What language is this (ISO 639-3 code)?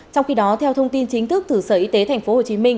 vie